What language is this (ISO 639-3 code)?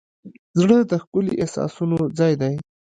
pus